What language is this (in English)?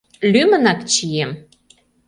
Mari